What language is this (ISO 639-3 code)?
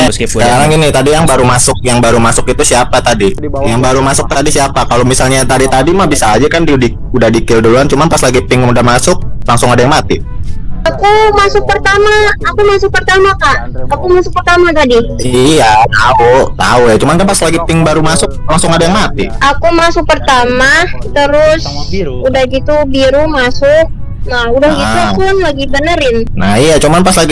ind